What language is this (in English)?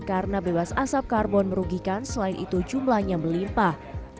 Indonesian